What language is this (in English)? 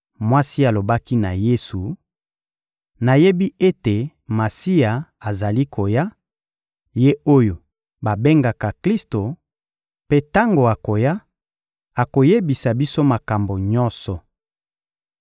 Lingala